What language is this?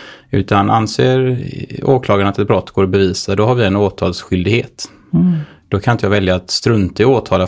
Swedish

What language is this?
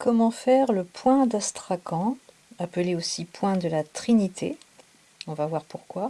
French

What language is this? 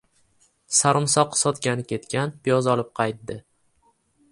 Uzbek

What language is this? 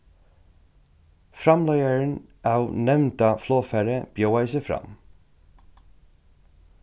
Faroese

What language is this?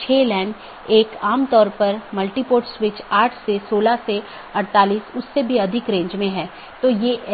Hindi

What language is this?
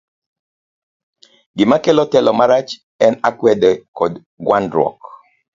Luo (Kenya and Tanzania)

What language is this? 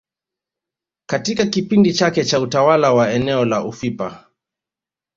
Swahili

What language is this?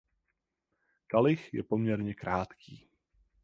Czech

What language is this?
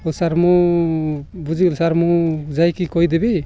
Odia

